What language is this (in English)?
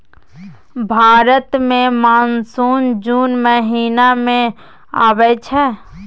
Maithili